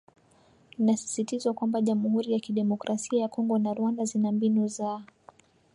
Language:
Swahili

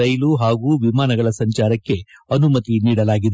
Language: Kannada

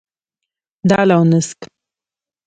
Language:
Pashto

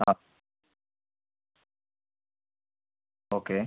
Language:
Malayalam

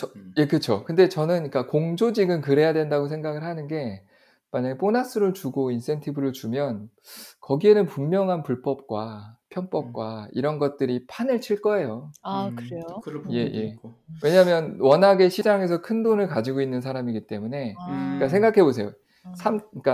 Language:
Korean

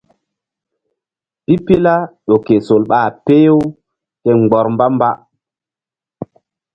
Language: Mbum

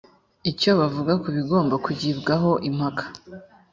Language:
Kinyarwanda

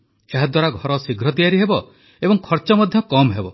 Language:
Odia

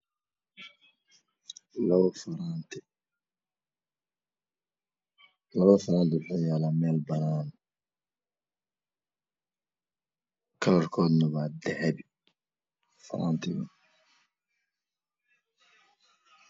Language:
Somali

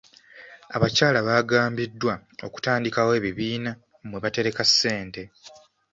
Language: Ganda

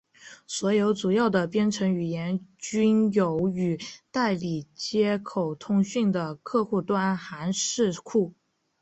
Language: Chinese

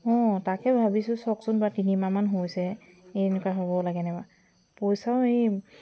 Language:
Assamese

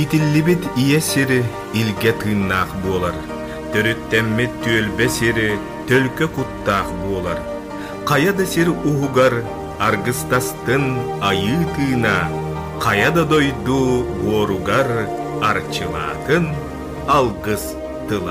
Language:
Russian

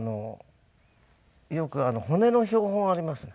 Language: Japanese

